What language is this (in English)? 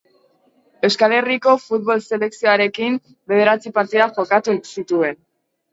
Basque